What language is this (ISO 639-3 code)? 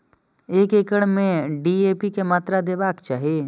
mai